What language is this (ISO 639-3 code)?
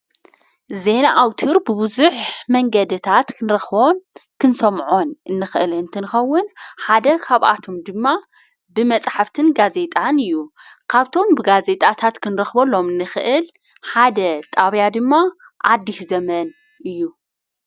tir